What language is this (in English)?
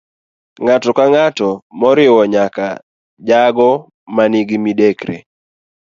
Luo (Kenya and Tanzania)